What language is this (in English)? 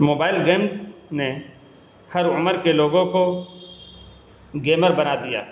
Urdu